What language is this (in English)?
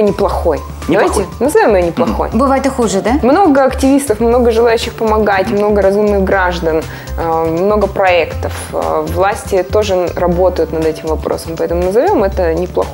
Russian